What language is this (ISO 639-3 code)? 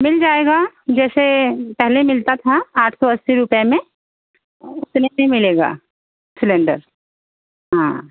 hin